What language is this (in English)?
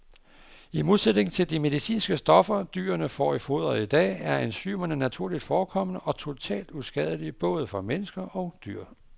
Danish